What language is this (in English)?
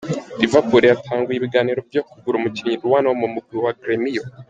Kinyarwanda